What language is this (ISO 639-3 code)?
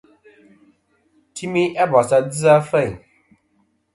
bkm